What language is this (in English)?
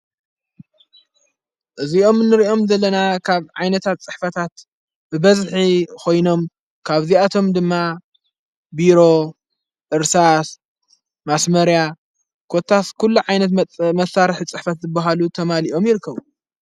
Tigrinya